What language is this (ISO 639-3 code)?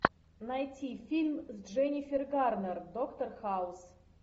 rus